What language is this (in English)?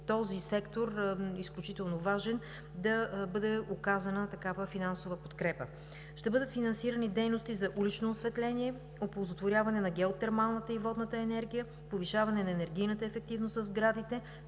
Bulgarian